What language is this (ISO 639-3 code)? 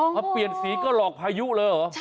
tha